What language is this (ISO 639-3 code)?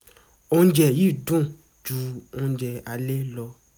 yor